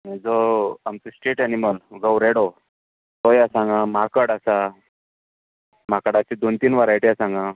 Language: Konkani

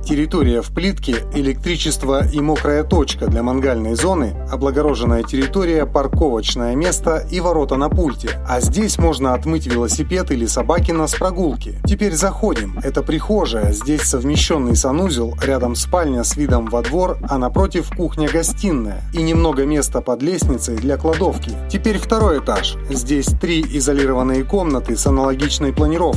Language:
Russian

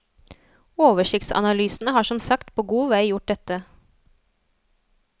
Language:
Norwegian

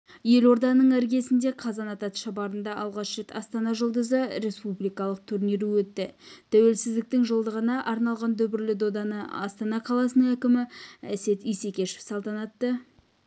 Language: Kazakh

